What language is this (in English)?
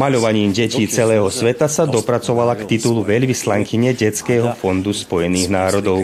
Slovak